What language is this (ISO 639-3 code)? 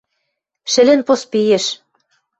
mrj